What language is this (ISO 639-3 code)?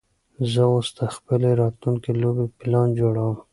pus